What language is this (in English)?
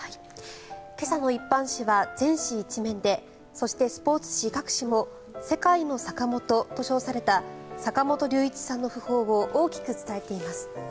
Japanese